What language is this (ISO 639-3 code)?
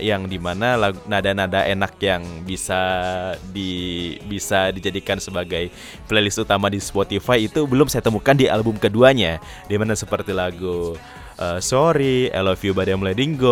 ind